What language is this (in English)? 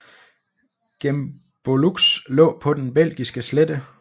Danish